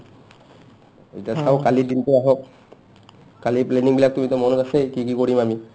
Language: Assamese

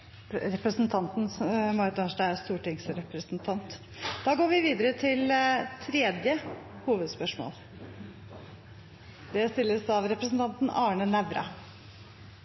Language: Norwegian Bokmål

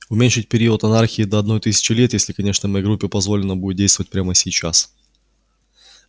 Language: Russian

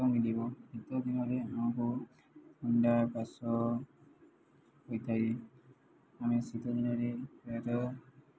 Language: Odia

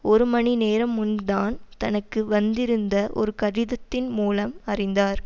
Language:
Tamil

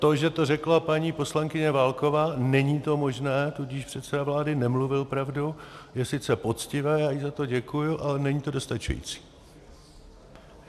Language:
Czech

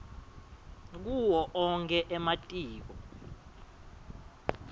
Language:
Swati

